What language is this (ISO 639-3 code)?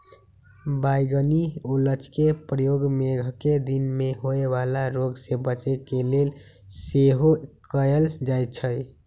mag